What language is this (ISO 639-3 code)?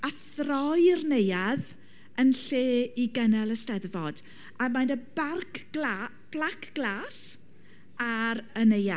cym